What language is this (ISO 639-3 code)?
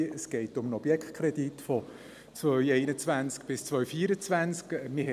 gsw